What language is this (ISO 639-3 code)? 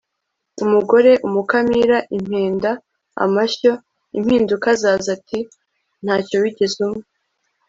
kin